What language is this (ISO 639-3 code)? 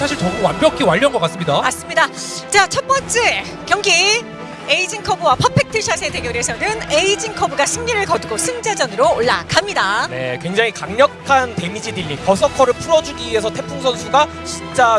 kor